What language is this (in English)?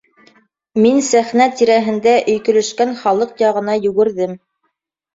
Bashkir